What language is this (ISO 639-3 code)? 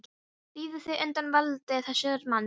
isl